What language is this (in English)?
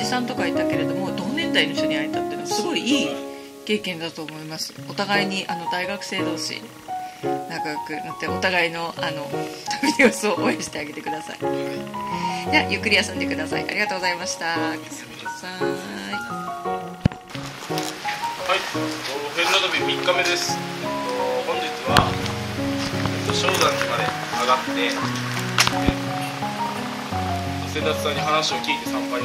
Japanese